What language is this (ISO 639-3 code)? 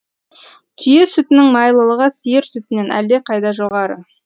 kaz